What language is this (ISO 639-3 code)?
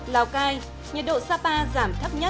vie